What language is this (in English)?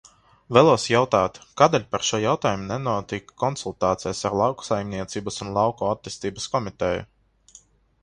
Latvian